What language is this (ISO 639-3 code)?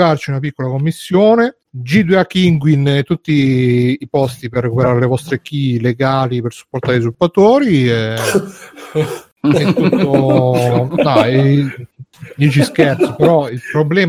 ita